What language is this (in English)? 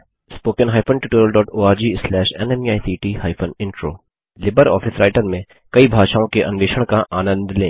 Hindi